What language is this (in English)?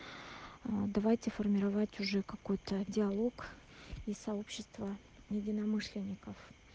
Russian